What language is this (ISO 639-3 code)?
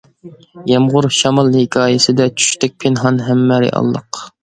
uig